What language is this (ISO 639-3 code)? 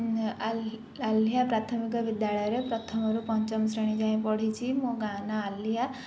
ori